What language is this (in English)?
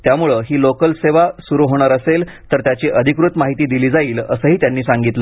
Marathi